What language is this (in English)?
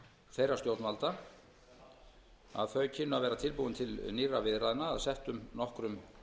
Icelandic